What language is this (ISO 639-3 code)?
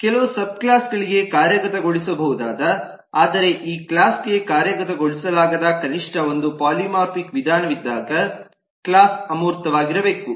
kan